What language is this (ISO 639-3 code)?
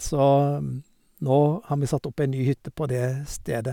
nor